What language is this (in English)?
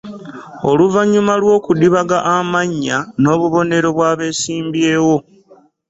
Ganda